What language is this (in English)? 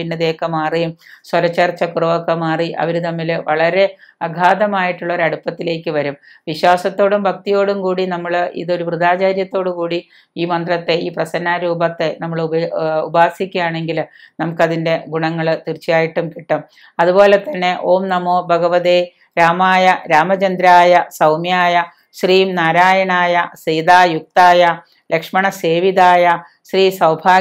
Malayalam